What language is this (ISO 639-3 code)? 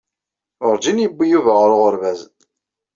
kab